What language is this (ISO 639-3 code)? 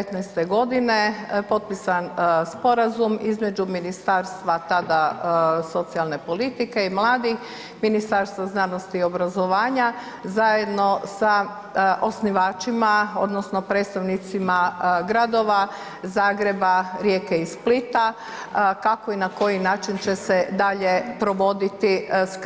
hrv